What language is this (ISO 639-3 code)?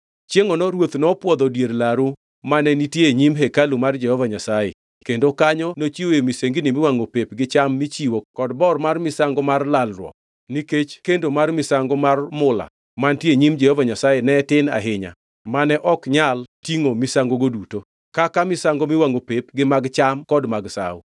luo